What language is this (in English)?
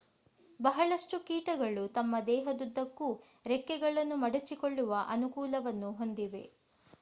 Kannada